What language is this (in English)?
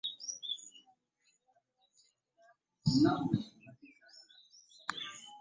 Ganda